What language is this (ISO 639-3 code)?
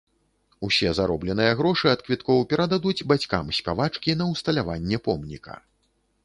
bel